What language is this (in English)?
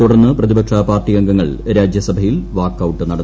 Malayalam